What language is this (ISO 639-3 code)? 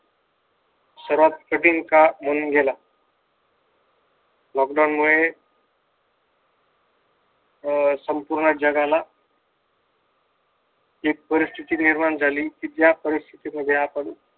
mar